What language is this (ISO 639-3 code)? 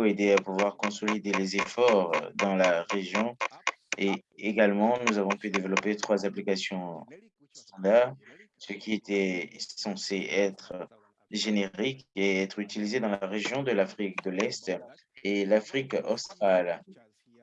fra